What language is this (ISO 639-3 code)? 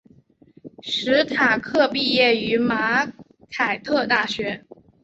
zho